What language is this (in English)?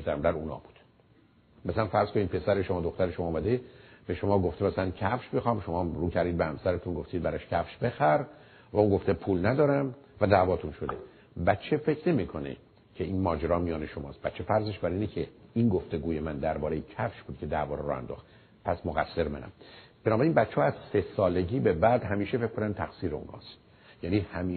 Persian